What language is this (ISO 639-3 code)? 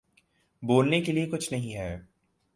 urd